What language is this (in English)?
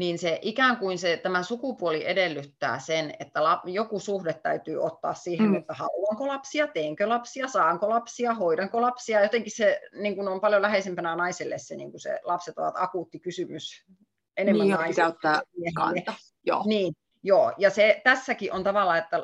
Finnish